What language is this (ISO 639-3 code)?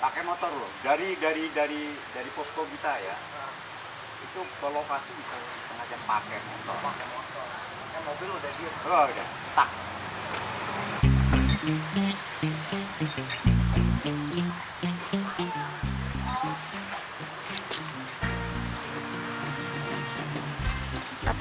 ind